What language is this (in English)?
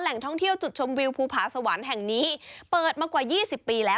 Thai